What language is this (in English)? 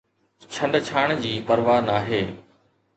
Sindhi